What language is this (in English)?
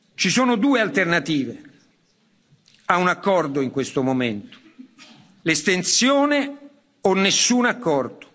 Italian